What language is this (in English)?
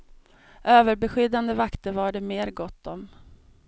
Swedish